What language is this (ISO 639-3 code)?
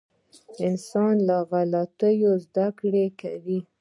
pus